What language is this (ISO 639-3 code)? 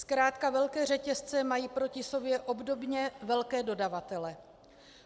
ces